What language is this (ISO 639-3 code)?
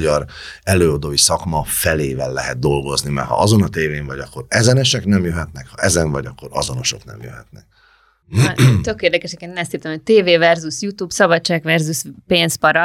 hun